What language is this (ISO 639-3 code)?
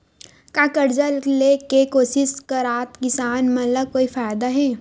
hne